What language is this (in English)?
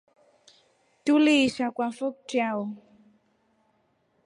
Rombo